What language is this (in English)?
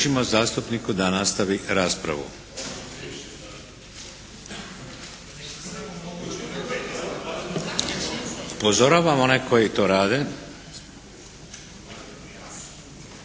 Croatian